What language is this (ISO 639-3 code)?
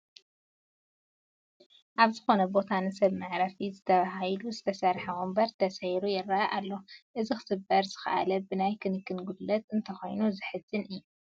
tir